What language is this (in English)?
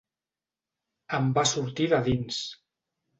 Catalan